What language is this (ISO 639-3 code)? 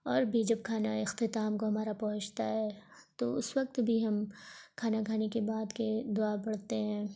urd